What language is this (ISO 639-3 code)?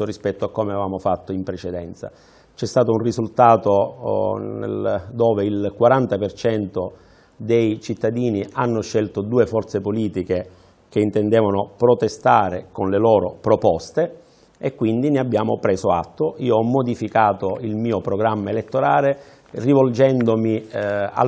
ita